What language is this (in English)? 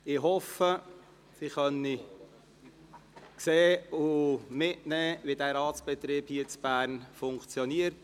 Swiss German